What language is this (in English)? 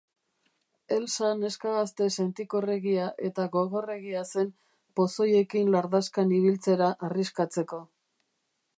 Basque